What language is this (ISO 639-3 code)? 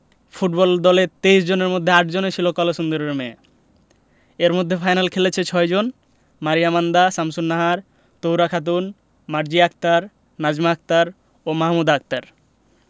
ben